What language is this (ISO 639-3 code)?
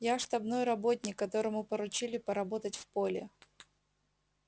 rus